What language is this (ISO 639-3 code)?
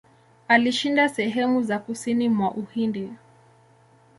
swa